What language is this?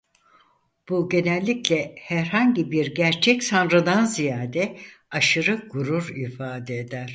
Turkish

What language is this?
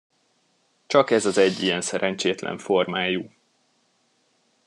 Hungarian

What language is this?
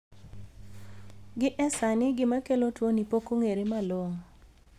Luo (Kenya and Tanzania)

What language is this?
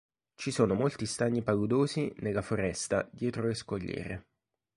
Italian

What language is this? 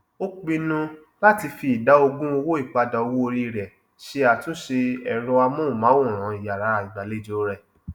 Yoruba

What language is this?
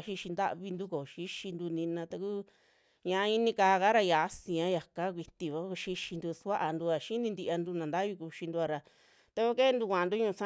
Western Juxtlahuaca Mixtec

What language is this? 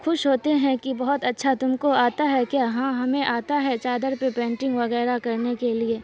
Urdu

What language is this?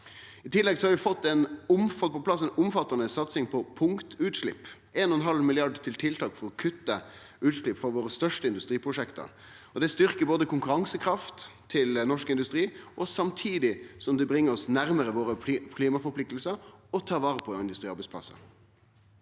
Norwegian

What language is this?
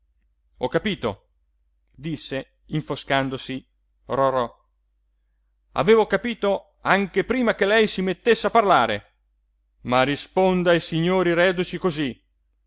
Italian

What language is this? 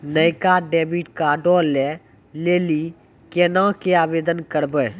Maithili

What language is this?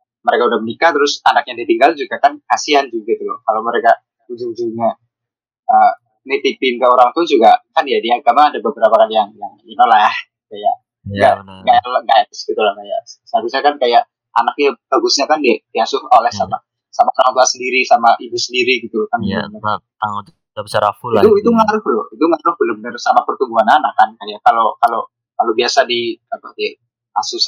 Indonesian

